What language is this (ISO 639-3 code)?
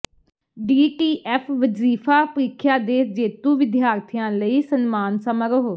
pan